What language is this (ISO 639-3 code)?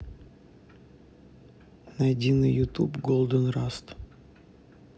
rus